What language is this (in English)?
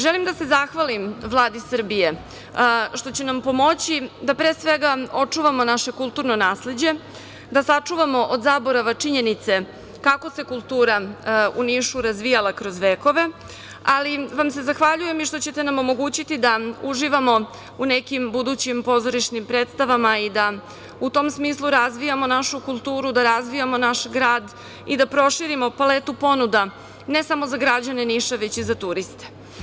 Serbian